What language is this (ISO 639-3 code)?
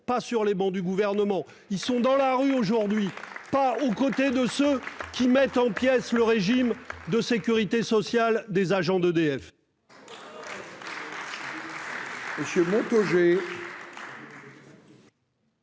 fra